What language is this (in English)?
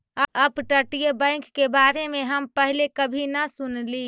Magahi